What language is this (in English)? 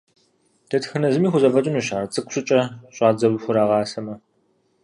Kabardian